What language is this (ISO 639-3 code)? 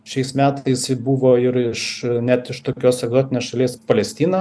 lit